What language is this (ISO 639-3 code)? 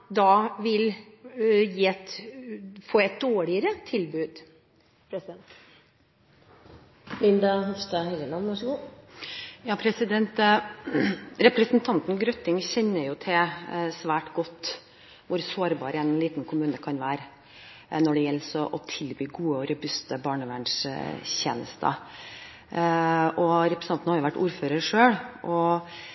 nob